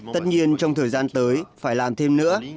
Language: Vietnamese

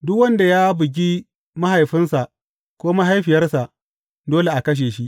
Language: Hausa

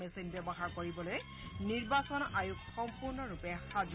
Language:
Assamese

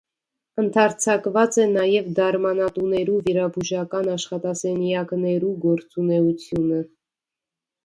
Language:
Armenian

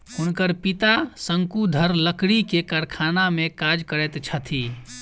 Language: Maithili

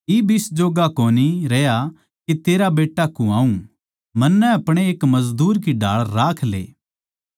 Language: Haryanvi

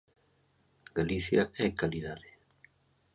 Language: Galician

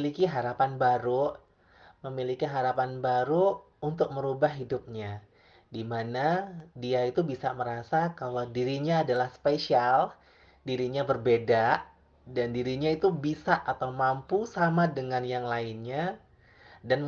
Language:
Indonesian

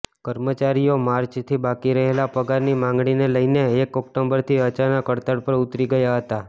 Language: Gujarati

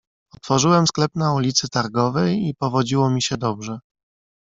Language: Polish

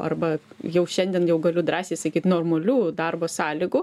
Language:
Lithuanian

